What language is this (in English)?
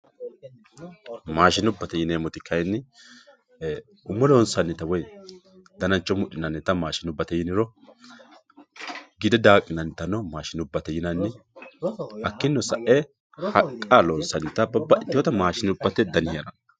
Sidamo